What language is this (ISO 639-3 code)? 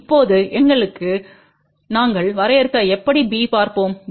tam